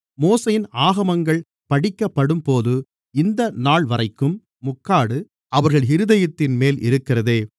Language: Tamil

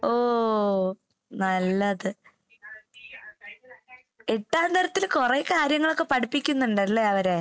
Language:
Malayalam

